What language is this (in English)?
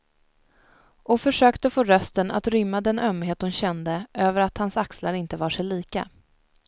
Swedish